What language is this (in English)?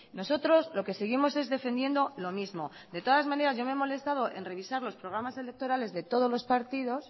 Spanish